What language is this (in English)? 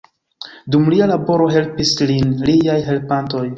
Esperanto